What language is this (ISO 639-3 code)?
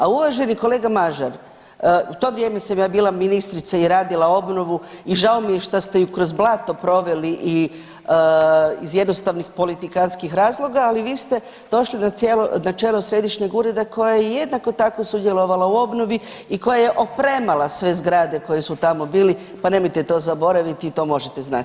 hrv